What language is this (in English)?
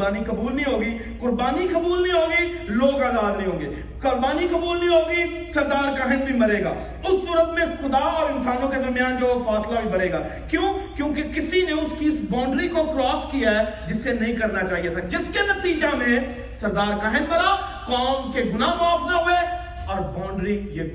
Urdu